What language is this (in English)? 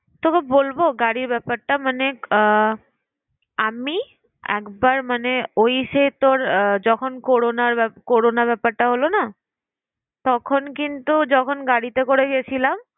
Bangla